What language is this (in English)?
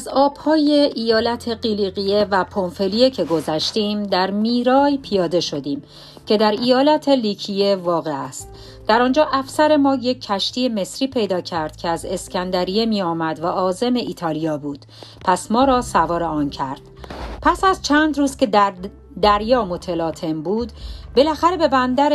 Persian